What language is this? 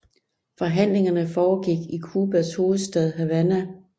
Danish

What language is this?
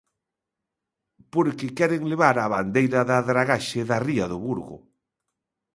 Galician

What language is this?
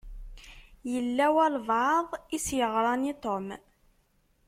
Kabyle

